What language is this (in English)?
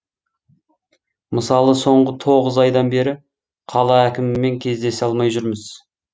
Kazakh